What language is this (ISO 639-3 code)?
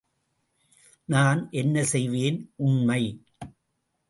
tam